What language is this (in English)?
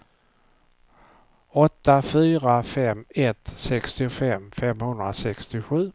Swedish